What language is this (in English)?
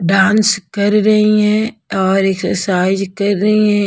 Hindi